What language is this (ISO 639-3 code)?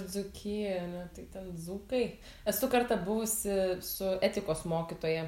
lit